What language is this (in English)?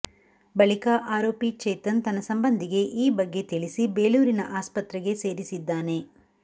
Kannada